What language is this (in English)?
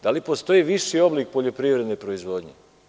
Serbian